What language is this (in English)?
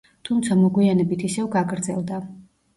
Georgian